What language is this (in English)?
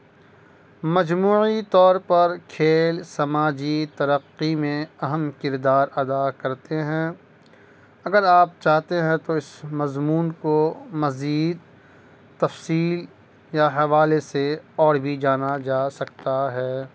Urdu